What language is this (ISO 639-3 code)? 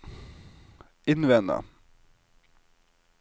nor